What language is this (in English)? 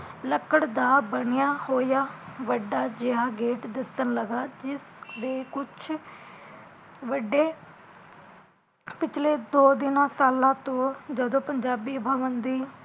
Punjabi